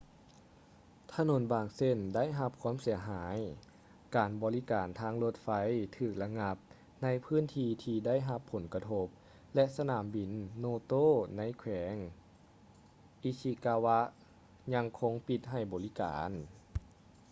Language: Lao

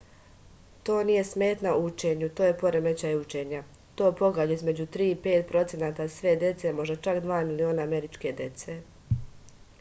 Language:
Serbian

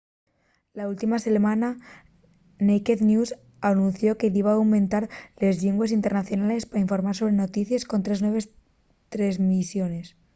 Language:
Asturian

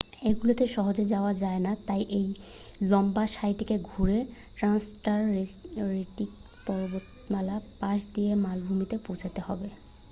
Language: Bangla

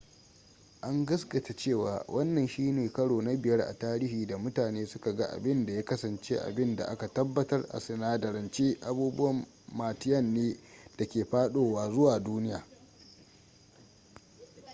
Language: Hausa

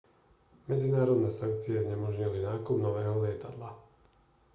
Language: Slovak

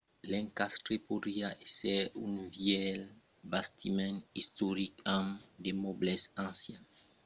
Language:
Occitan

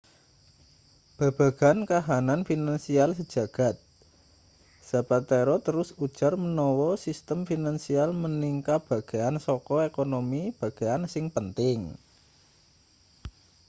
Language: Javanese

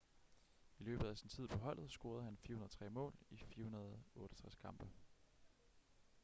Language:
Danish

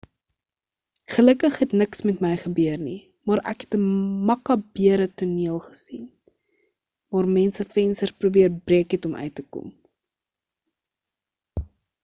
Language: Afrikaans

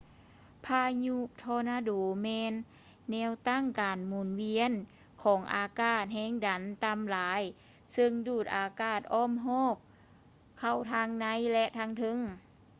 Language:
Lao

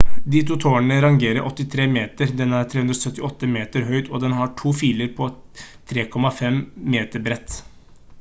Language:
Norwegian Bokmål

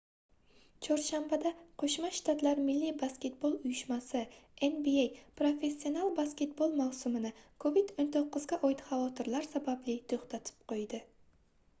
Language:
Uzbek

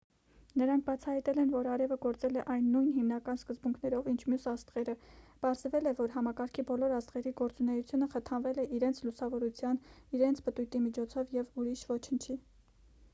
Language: Armenian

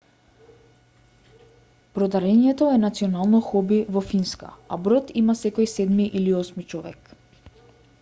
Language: Macedonian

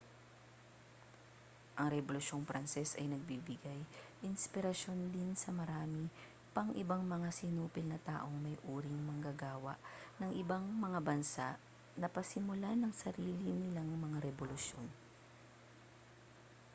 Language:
Filipino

